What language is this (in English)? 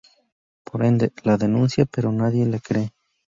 Spanish